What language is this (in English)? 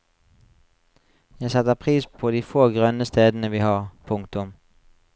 Norwegian